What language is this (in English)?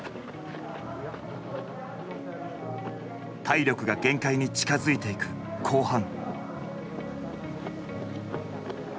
Japanese